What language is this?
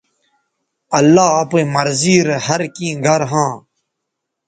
Bateri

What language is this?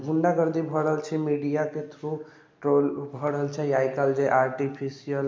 Maithili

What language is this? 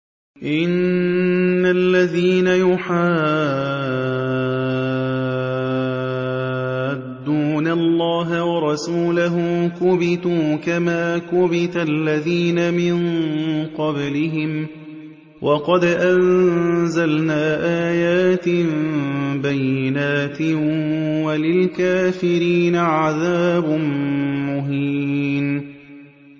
Arabic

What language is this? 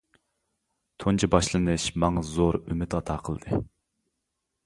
Uyghur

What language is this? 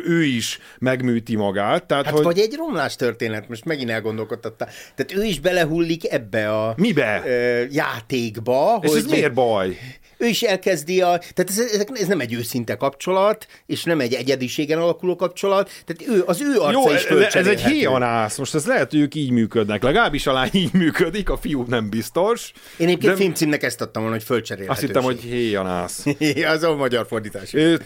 Hungarian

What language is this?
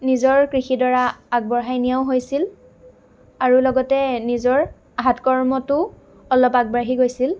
Assamese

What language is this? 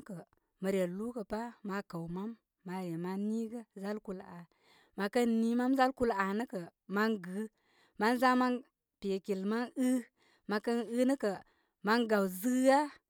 Koma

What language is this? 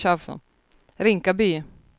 Swedish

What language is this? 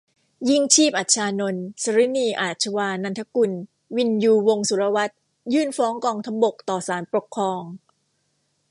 Thai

